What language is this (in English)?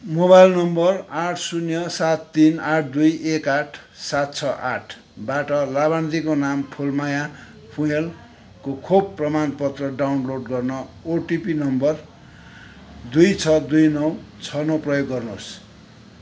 Nepali